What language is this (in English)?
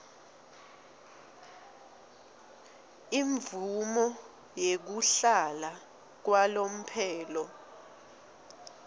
Swati